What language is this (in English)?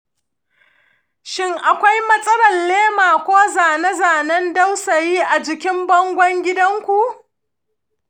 Hausa